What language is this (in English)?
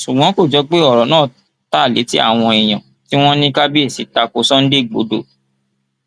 Yoruba